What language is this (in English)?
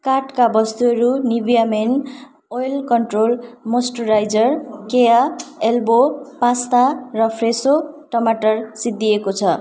Nepali